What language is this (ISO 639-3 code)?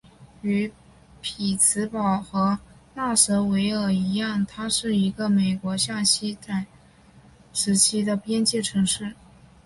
zho